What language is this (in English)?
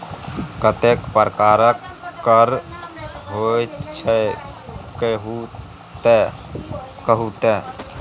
Maithili